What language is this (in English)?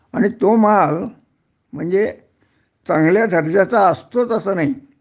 Marathi